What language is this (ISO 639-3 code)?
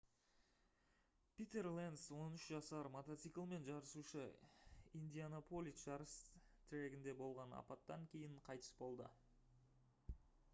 kaz